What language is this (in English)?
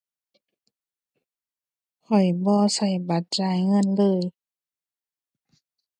Thai